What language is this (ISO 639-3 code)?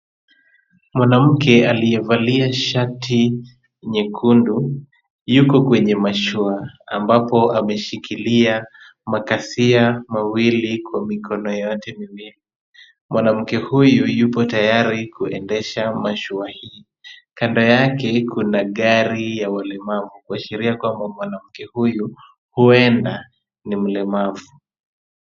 swa